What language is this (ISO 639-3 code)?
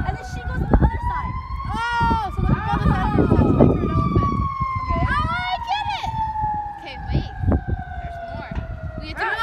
eng